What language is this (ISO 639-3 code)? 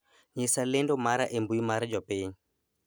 luo